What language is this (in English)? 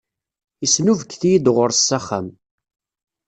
Kabyle